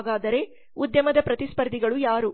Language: Kannada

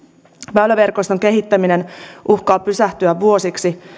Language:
Finnish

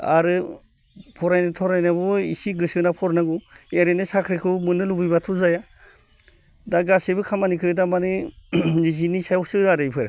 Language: Bodo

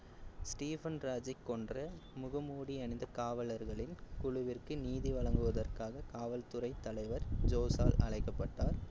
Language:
Tamil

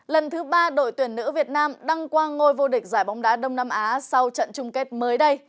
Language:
Vietnamese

